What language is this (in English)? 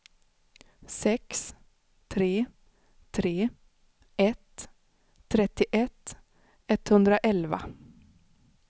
Swedish